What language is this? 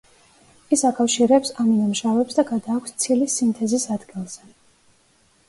Georgian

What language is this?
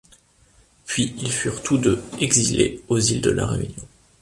French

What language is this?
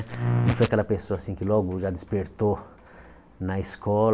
Portuguese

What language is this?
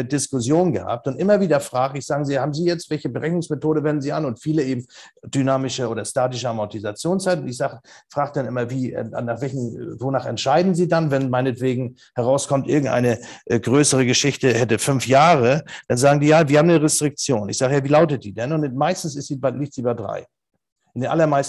German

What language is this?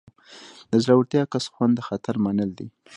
Pashto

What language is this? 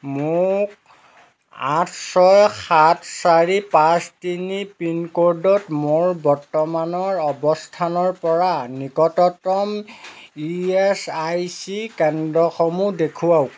Assamese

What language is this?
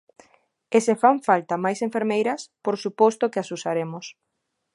Galician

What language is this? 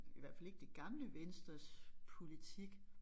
Danish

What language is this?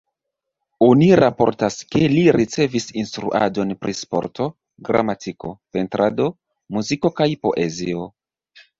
Esperanto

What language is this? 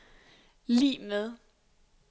Danish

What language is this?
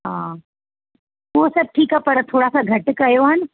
Sindhi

